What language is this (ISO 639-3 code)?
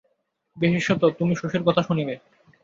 ben